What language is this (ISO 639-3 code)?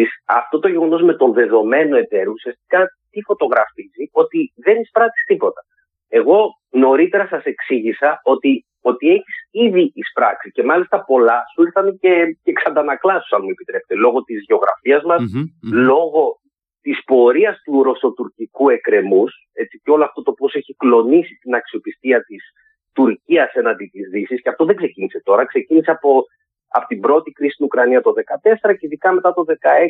ell